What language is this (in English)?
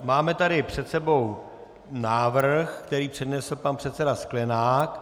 Czech